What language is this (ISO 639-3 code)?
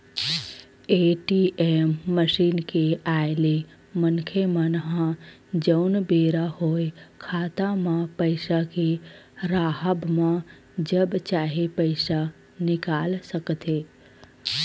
hne